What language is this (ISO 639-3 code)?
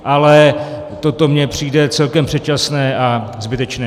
ces